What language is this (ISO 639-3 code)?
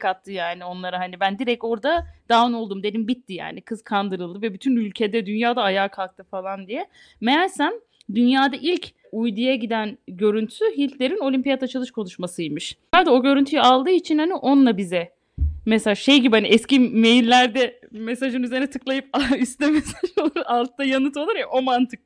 tur